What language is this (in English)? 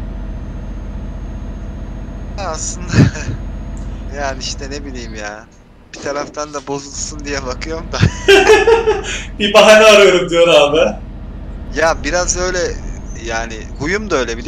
Turkish